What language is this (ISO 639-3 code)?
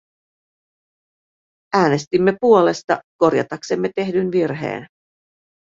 fin